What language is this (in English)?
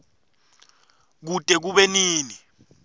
Swati